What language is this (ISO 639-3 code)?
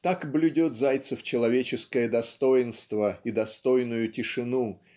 rus